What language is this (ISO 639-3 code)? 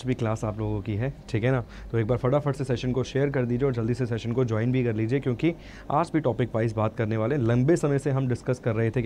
hin